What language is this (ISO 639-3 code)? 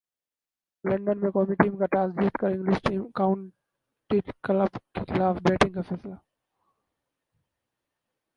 urd